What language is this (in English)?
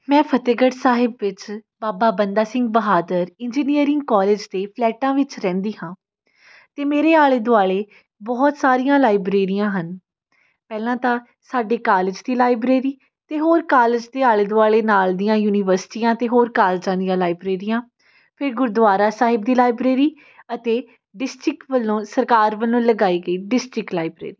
Punjabi